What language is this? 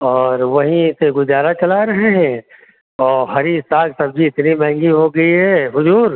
Hindi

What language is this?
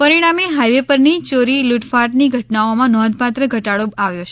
Gujarati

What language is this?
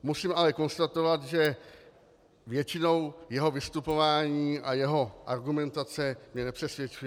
Czech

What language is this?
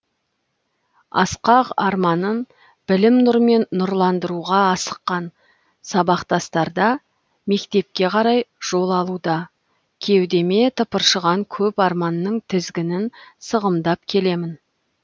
Kazakh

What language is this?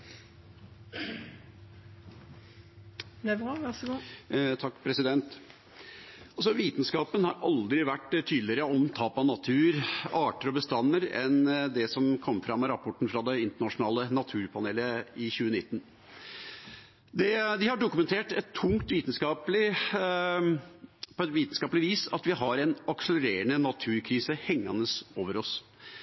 Norwegian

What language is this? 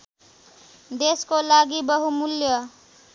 Nepali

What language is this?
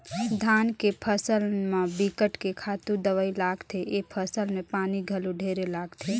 Chhattisgarhi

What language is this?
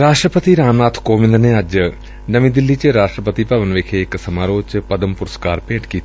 Punjabi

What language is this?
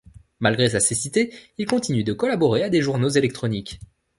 French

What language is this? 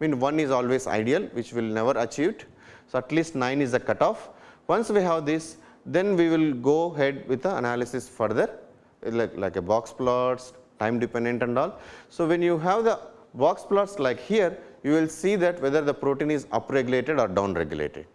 English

